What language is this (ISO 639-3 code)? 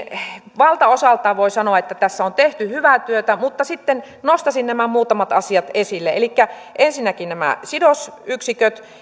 fin